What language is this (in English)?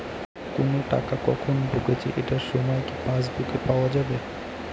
Bangla